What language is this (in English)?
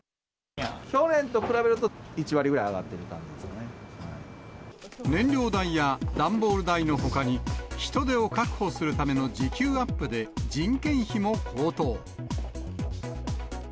Japanese